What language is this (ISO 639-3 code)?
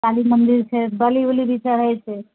mai